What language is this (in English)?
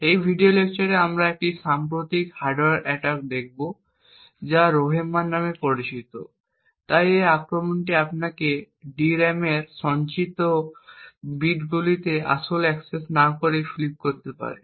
Bangla